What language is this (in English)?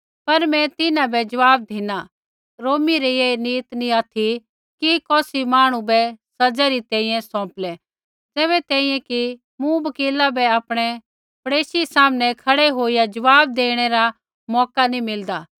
Kullu Pahari